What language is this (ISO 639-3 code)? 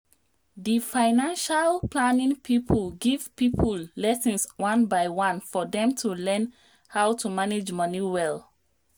pcm